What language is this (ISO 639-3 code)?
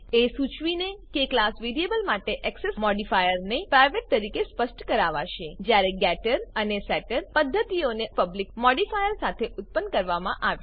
guj